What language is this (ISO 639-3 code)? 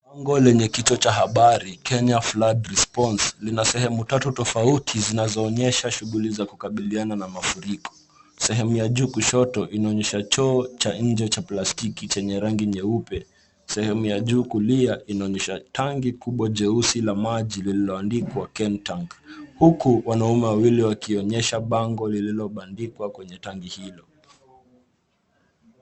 swa